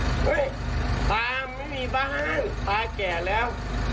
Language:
Thai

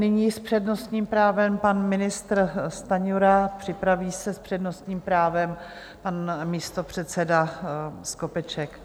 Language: Czech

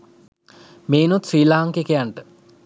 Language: Sinhala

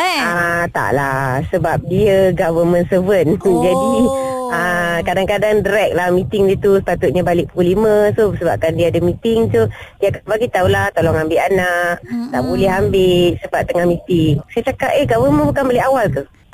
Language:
Malay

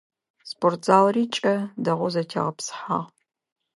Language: Adyghe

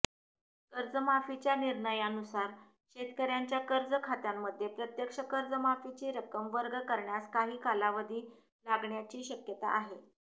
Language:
Marathi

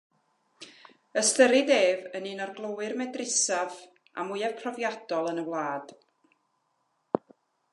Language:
Welsh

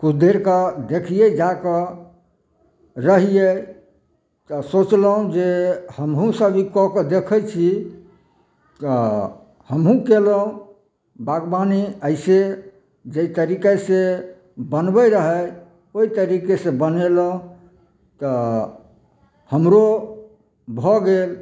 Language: Maithili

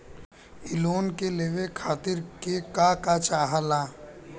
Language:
Bhojpuri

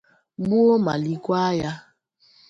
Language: Igbo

